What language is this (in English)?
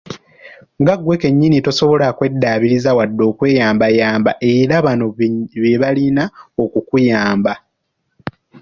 Ganda